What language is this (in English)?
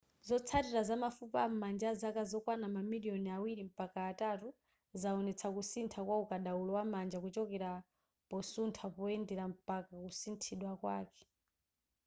Nyanja